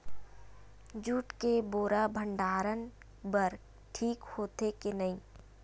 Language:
Chhattisgarhi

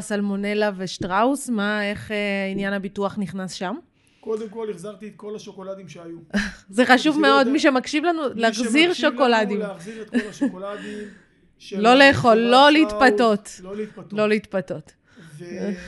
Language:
Hebrew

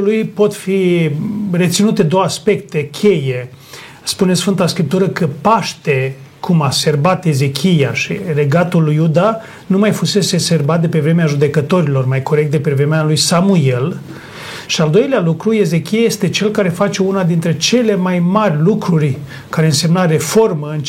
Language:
Romanian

